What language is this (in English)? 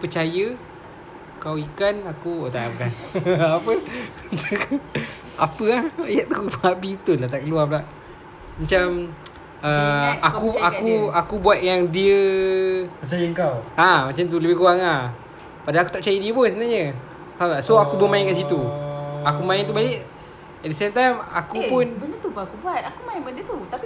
Malay